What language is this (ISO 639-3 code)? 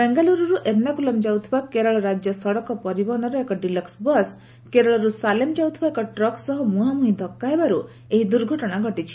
ori